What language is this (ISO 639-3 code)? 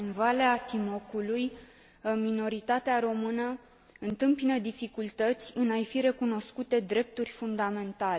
ron